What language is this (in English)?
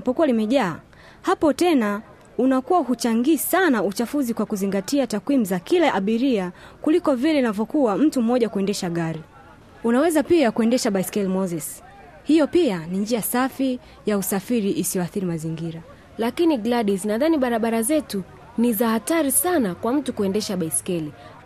Swahili